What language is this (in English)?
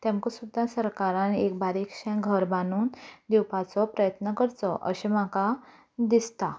Konkani